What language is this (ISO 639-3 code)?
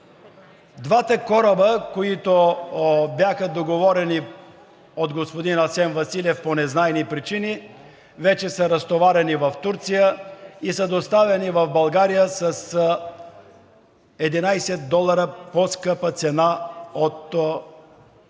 bul